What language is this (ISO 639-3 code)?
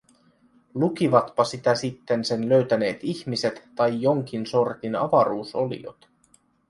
fin